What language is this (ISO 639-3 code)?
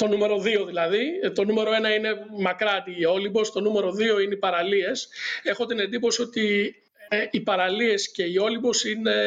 ell